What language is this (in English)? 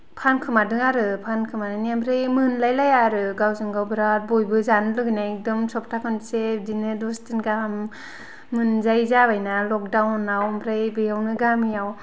Bodo